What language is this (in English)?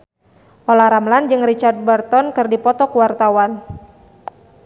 Sundanese